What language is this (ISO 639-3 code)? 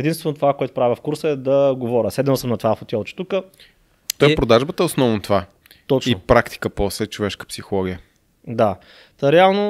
bul